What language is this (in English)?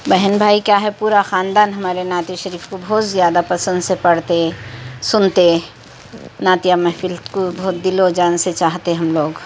Urdu